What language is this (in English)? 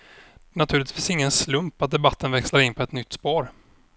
Swedish